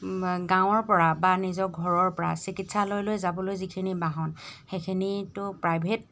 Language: Assamese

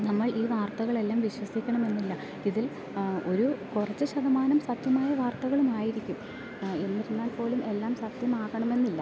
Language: Malayalam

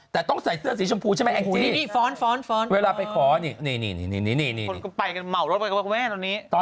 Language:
Thai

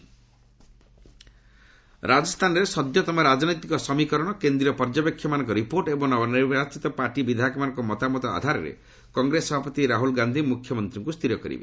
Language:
Odia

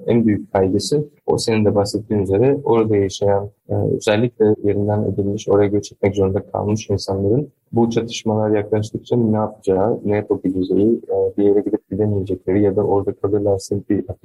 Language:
Turkish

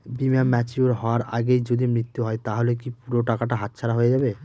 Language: Bangla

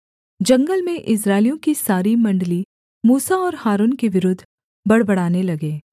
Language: Hindi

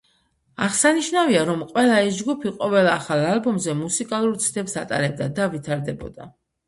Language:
Georgian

